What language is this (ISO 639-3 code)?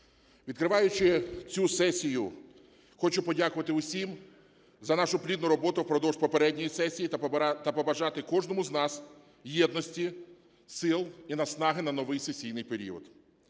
ukr